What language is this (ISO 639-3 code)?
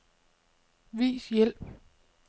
dan